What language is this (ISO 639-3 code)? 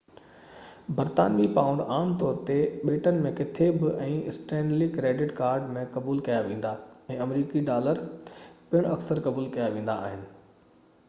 snd